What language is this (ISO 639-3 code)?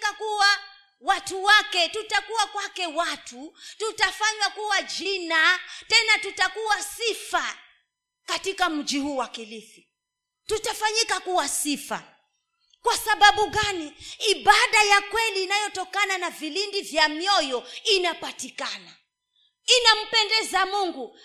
swa